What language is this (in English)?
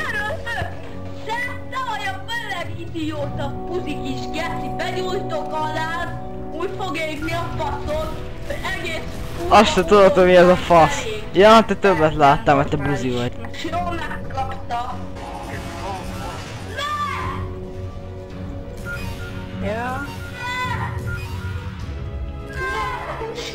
Hungarian